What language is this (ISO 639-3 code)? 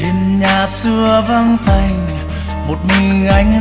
vie